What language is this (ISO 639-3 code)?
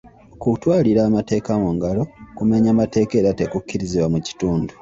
lug